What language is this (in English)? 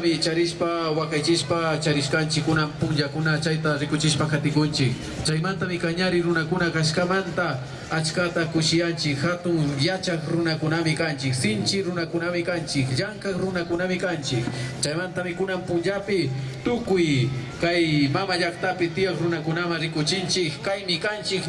Spanish